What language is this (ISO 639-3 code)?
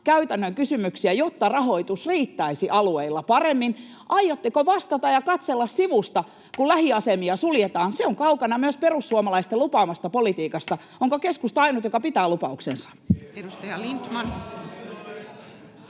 fin